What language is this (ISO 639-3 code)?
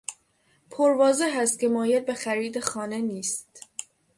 fas